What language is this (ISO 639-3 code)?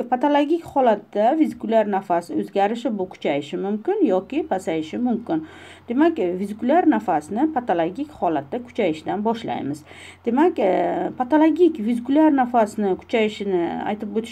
tur